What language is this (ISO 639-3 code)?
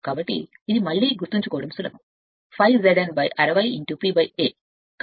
tel